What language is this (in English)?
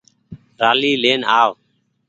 Goaria